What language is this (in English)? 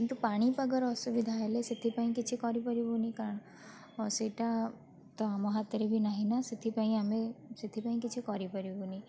Odia